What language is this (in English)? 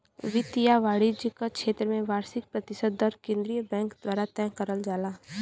Bhojpuri